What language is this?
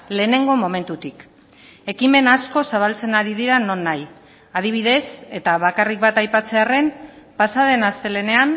Basque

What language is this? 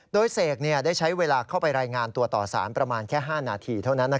Thai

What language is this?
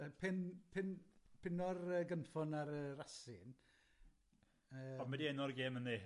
Welsh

